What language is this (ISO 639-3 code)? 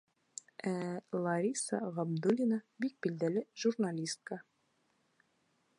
bak